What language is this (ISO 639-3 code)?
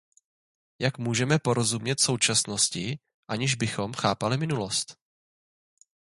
ces